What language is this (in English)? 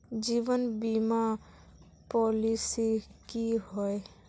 Magahi